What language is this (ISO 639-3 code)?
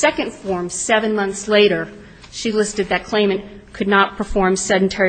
eng